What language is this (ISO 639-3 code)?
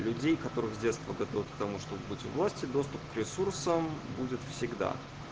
rus